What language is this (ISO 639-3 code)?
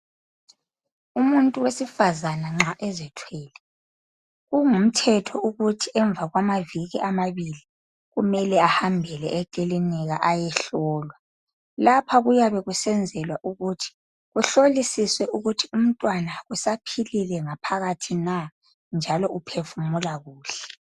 nde